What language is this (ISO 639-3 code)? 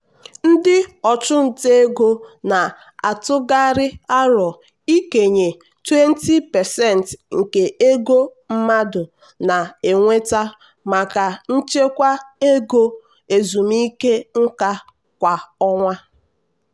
ibo